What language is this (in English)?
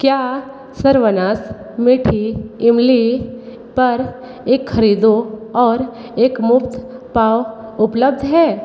Hindi